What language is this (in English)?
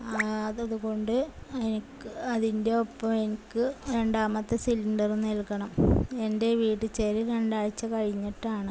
Malayalam